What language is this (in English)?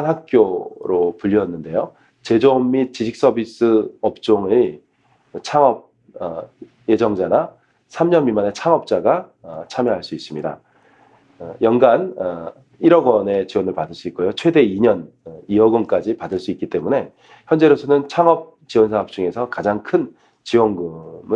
Korean